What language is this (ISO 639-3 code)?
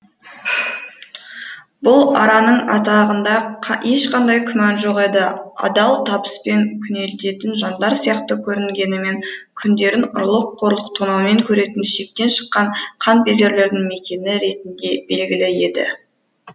kaz